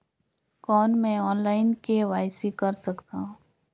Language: Chhattisgarhi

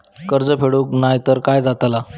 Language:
Marathi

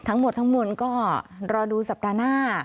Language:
Thai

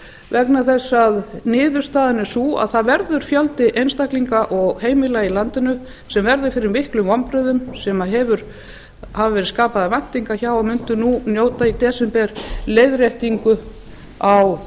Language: Icelandic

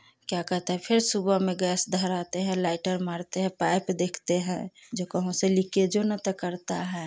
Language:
Hindi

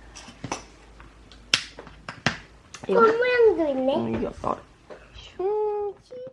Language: Korean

